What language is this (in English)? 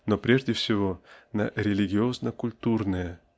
Russian